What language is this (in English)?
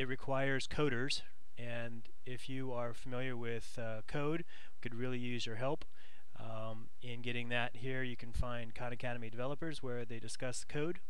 English